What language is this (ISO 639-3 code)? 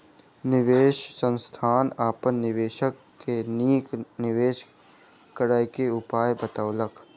mai